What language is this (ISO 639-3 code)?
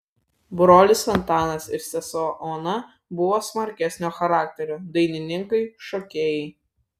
lit